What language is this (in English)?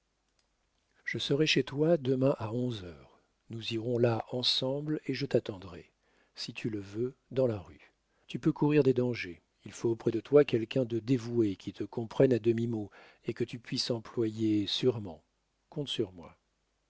French